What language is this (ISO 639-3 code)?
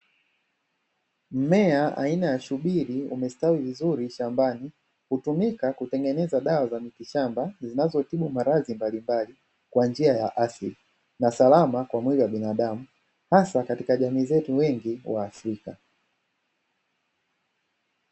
swa